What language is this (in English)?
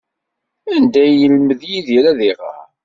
Kabyle